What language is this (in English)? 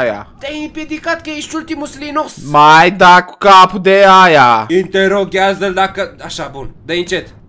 Romanian